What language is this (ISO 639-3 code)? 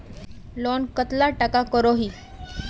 mag